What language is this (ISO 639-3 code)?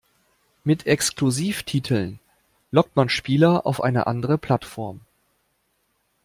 deu